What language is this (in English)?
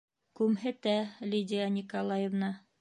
Bashkir